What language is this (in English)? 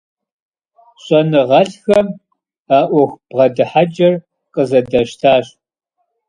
Kabardian